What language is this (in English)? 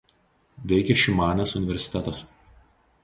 Lithuanian